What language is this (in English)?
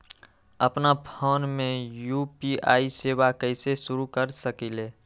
Magahi